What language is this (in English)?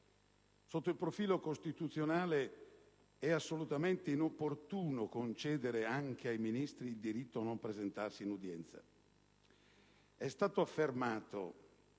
Italian